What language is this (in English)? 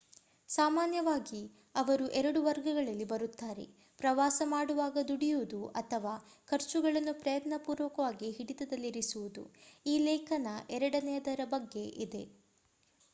Kannada